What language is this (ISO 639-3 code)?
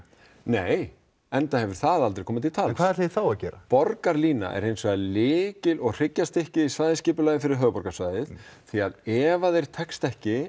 isl